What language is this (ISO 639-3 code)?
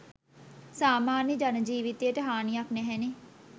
sin